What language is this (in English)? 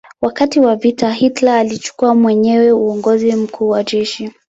Swahili